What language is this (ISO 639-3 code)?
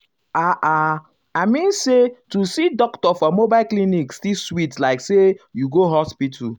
pcm